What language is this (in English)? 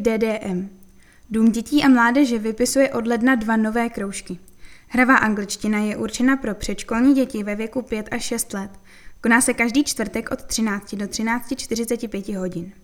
Czech